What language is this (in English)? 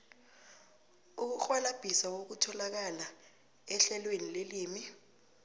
South Ndebele